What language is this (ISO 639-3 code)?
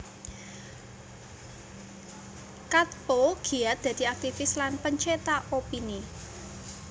jav